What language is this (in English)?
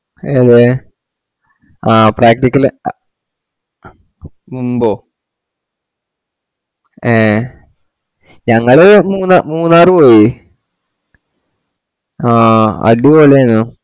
Malayalam